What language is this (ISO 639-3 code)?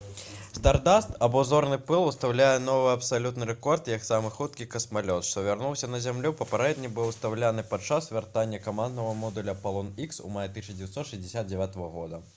bel